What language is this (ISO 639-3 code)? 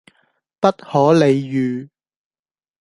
yue